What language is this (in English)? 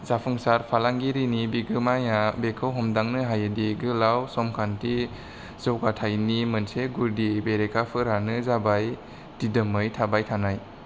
Bodo